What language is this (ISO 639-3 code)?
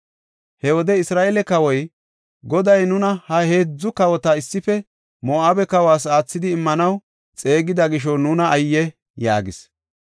gof